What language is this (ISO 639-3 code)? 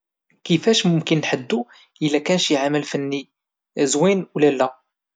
ary